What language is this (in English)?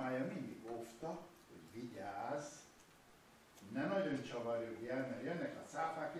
Hungarian